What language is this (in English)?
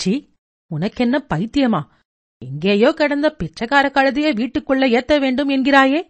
Tamil